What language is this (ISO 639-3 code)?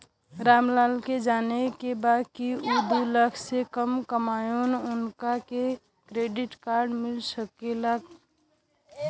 bho